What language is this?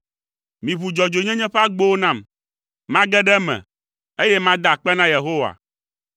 Ewe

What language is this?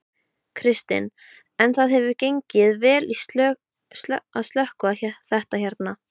Icelandic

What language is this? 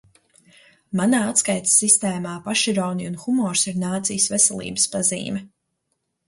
Latvian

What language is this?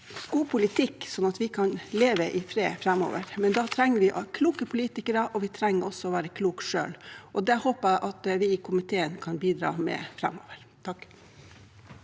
Norwegian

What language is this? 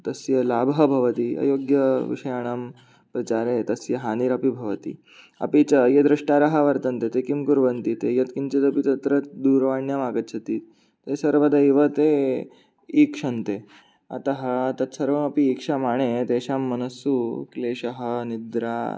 Sanskrit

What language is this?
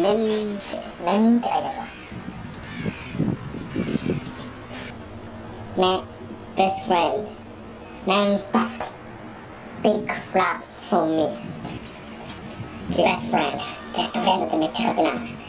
Japanese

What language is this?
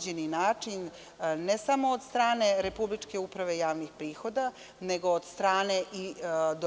Serbian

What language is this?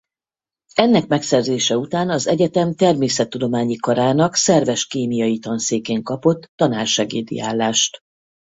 Hungarian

